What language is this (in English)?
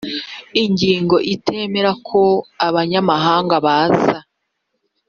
Kinyarwanda